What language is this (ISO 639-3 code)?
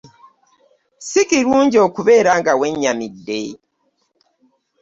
lug